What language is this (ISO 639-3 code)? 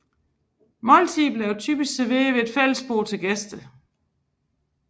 dan